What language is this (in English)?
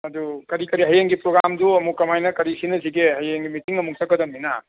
Manipuri